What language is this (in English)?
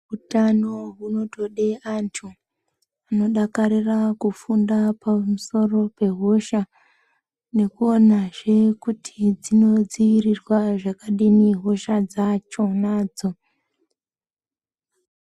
Ndau